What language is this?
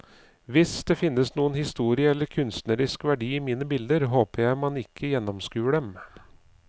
Norwegian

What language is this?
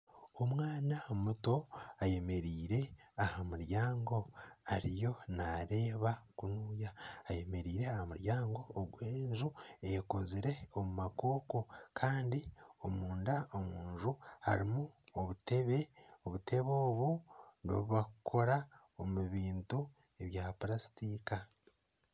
Nyankole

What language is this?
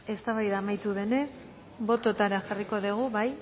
Basque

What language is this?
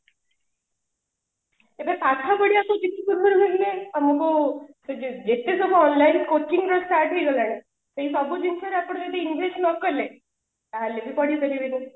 Odia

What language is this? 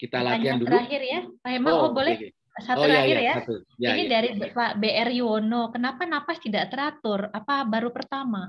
Indonesian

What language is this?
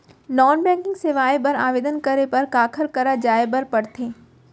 Chhattisgarhi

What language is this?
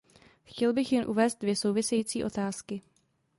Czech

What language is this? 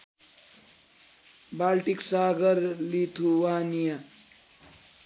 Nepali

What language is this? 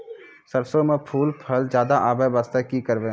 Maithili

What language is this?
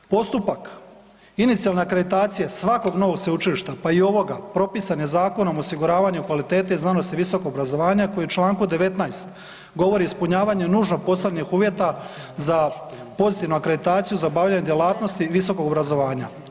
Croatian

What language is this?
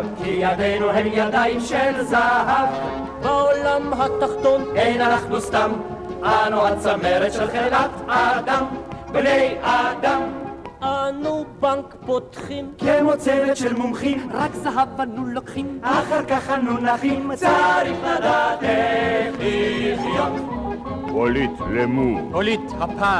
Hebrew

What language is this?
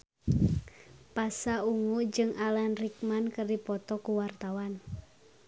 Sundanese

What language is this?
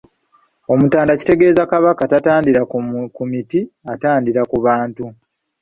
Ganda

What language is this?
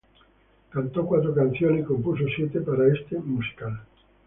Spanish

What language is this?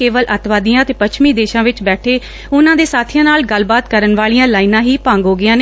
Punjabi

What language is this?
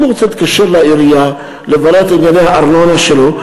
Hebrew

